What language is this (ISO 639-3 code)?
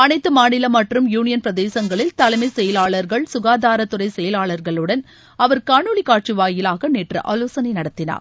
tam